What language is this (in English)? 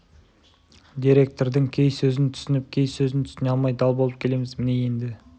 Kazakh